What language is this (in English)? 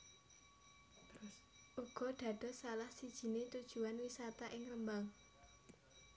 Javanese